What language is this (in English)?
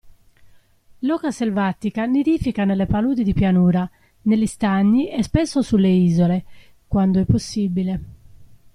Italian